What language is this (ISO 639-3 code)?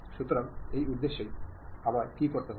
ben